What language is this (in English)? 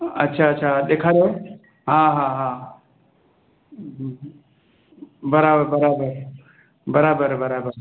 Sindhi